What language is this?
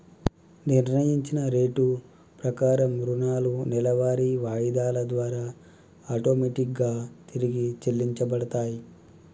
Telugu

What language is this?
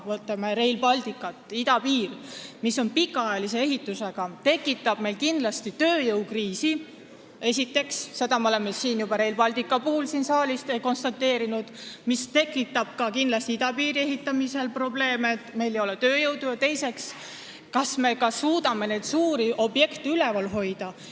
Estonian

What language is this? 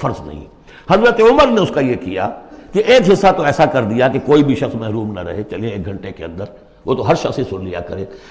Urdu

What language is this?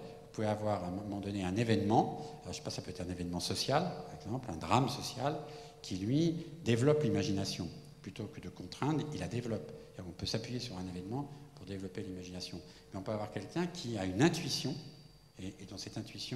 French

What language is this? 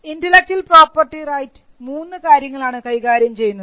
Malayalam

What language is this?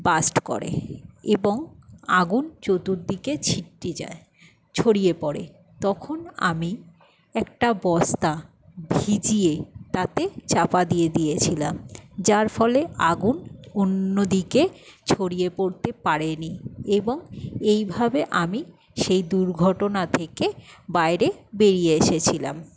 Bangla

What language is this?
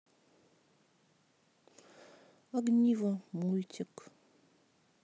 Russian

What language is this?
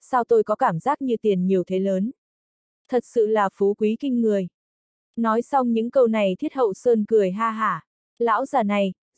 Vietnamese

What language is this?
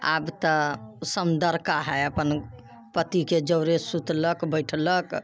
Maithili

